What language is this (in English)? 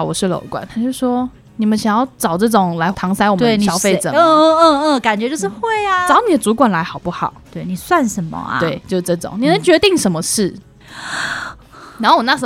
Chinese